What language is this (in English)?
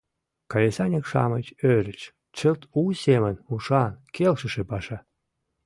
Mari